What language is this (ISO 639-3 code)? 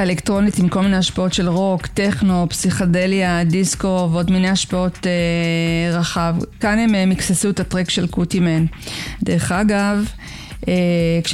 heb